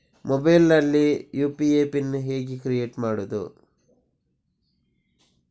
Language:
Kannada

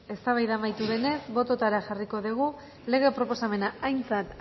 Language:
Basque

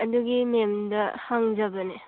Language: Manipuri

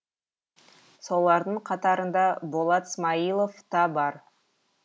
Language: Kazakh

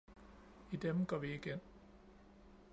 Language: Danish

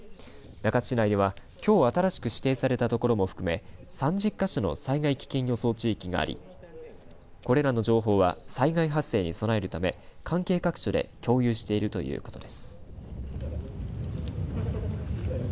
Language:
Japanese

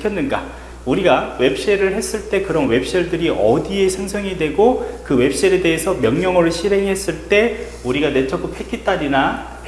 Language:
Korean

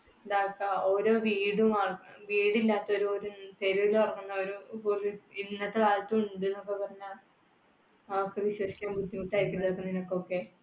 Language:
Malayalam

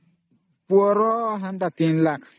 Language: Odia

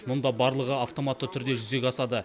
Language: Kazakh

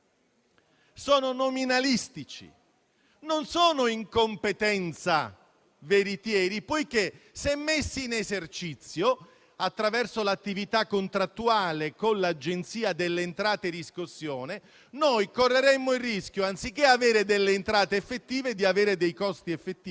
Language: Italian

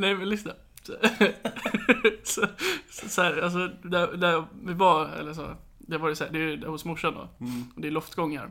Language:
Swedish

